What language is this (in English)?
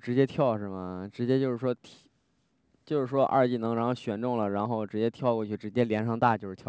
Chinese